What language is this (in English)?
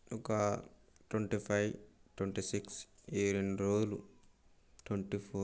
Telugu